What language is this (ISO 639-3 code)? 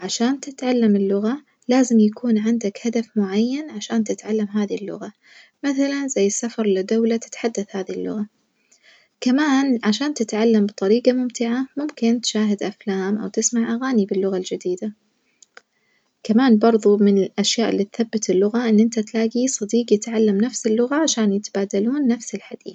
ars